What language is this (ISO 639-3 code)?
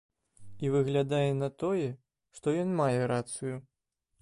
bel